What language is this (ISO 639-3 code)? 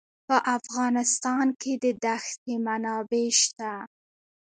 pus